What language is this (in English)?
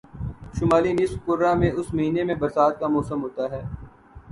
Urdu